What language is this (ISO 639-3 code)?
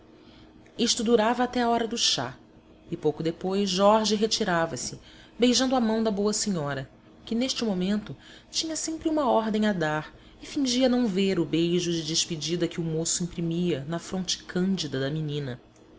por